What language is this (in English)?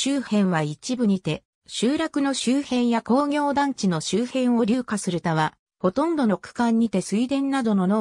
Japanese